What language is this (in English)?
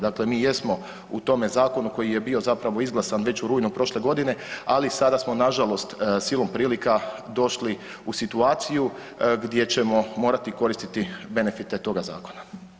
Croatian